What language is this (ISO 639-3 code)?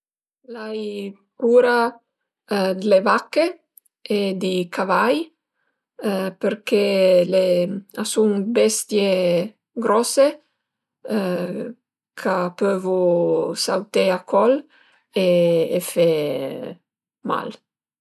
pms